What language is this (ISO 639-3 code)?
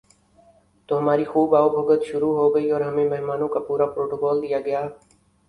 urd